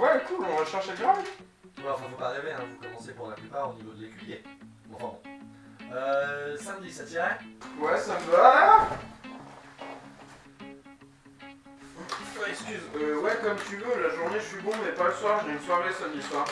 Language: French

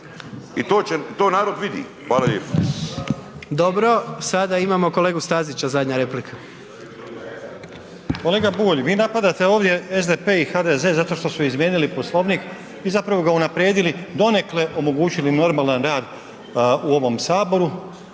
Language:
Croatian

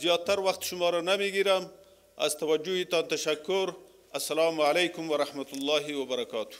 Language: Persian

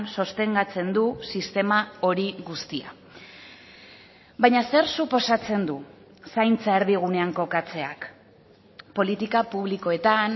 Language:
Basque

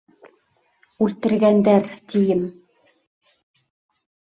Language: Bashkir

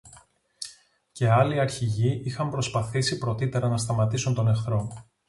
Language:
Greek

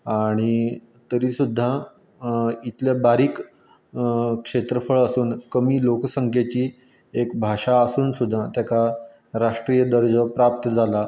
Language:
Konkani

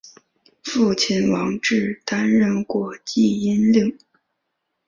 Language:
Chinese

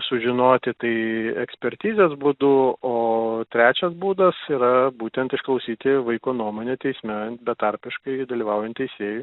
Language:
Lithuanian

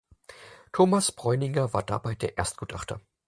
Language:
German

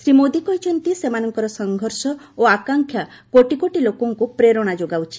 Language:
Odia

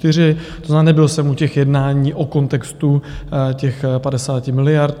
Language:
Czech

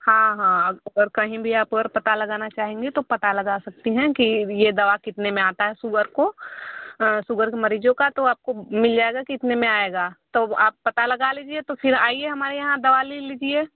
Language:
Hindi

